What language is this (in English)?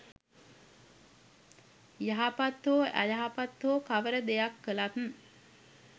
Sinhala